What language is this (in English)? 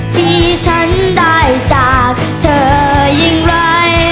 Thai